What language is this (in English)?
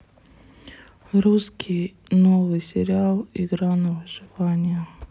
Russian